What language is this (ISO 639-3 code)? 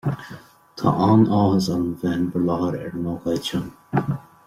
gle